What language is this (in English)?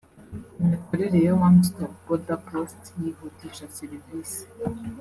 Kinyarwanda